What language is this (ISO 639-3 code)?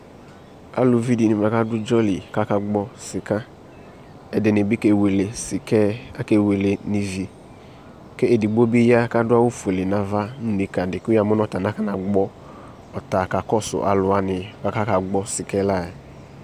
kpo